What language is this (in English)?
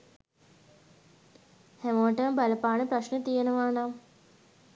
Sinhala